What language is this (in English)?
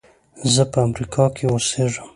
Pashto